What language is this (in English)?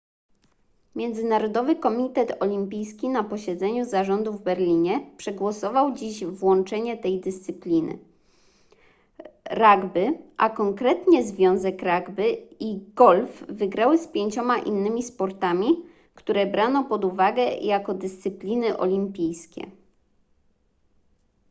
Polish